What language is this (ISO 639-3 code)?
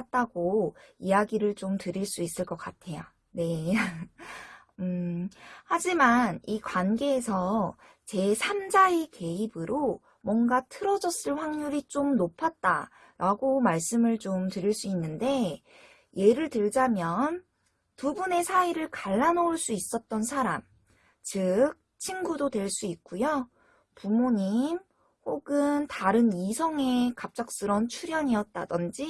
kor